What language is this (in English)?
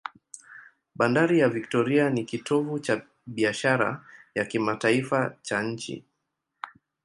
Swahili